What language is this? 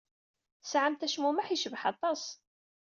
Kabyle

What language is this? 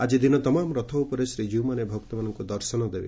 Odia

